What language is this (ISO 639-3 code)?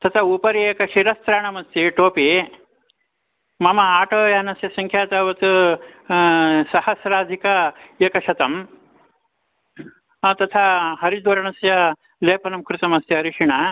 san